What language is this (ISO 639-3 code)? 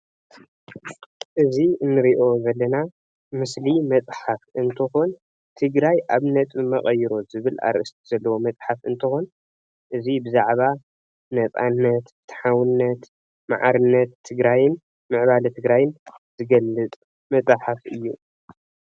tir